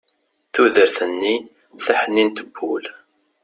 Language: Kabyle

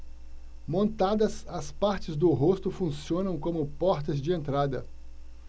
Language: Portuguese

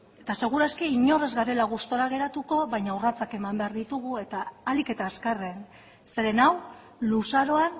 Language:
Basque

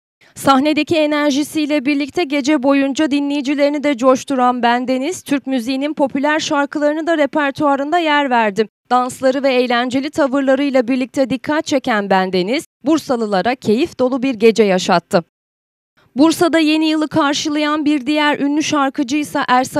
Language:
Turkish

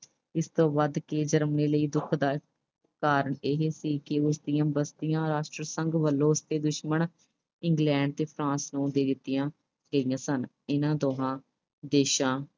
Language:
Punjabi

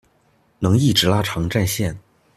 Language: Chinese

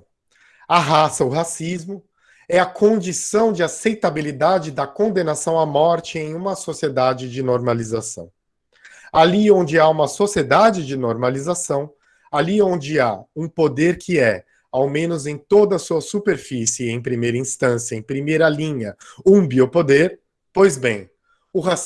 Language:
Portuguese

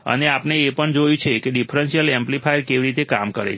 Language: Gujarati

